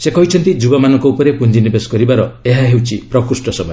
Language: Odia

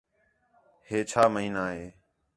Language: Khetrani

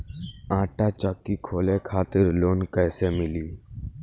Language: Bhojpuri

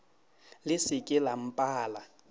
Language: Northern Sotho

